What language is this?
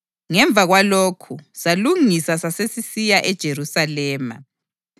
North Ndebele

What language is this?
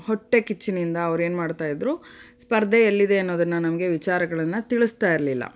Kannada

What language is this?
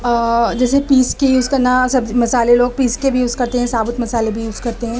Urdu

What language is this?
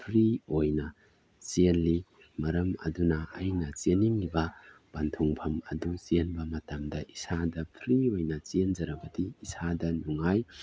Manipuri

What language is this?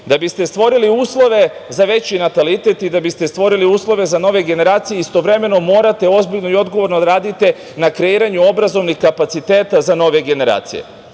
Serbian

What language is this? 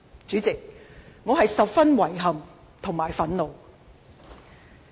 Cantonese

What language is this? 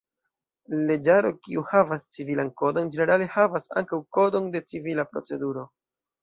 Esperanto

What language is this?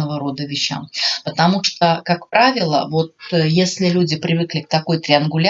Russian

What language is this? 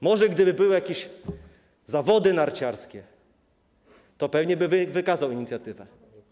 Polish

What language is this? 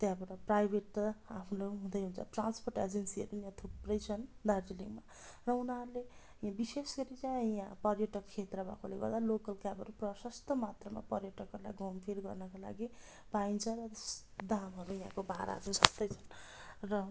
Nepali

